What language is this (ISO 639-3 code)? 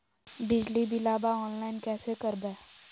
mag